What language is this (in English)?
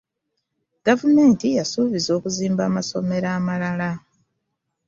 Ganda